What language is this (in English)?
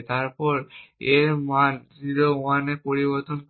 Bangla